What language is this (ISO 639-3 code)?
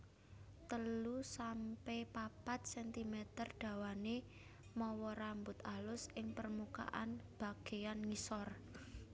jav